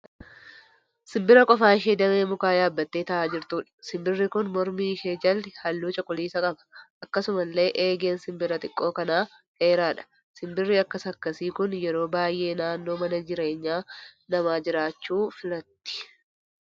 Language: Oromo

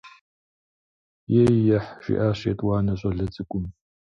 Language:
Kabardian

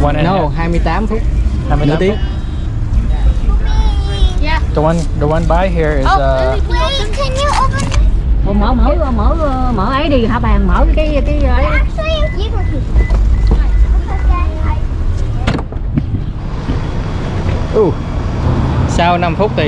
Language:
Vietnamese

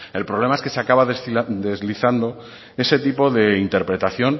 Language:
Spanish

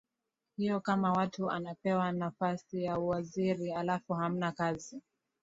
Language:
Swahili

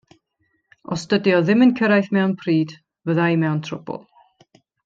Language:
Welsh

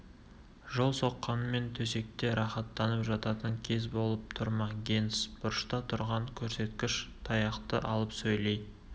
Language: Kazakh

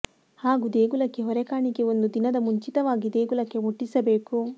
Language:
Kannada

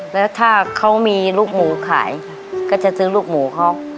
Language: Thai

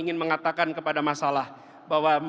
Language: Indonesian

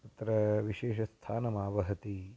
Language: Sanskrit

